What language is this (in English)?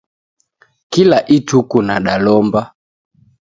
Taita